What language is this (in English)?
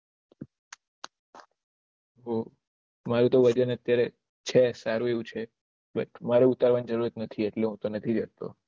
Gujarati